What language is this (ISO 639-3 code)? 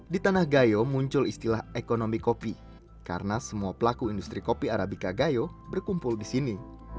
ind